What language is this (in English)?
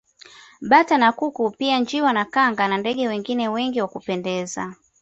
Swahili